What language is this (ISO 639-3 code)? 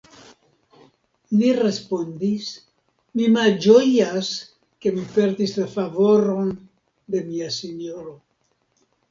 epo